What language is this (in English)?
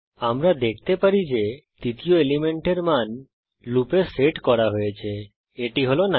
Bangla